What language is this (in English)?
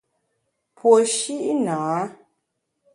Bamun